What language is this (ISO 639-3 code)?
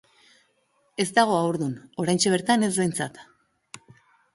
eus